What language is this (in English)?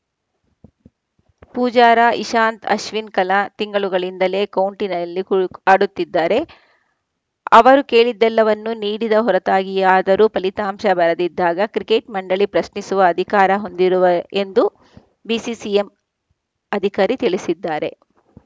Kannada